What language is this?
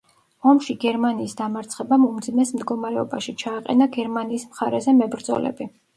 Georgian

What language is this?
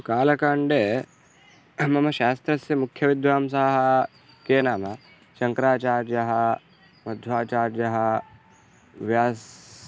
Sanskrit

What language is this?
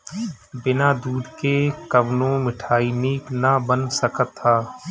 Bhojpuri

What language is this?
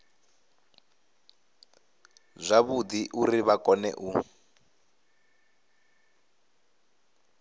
Venda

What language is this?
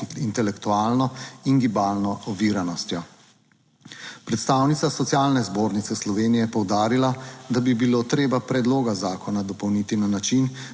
Slovenian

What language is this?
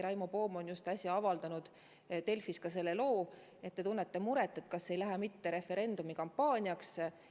Estonian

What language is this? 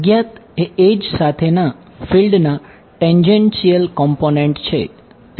Gujarati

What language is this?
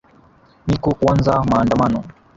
Swahili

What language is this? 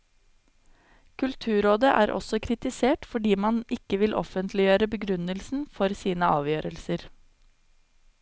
Norwegian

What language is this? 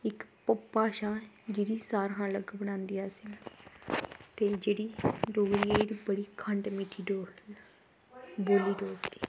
Dogri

